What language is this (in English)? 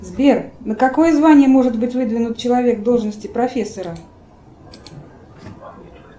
Russian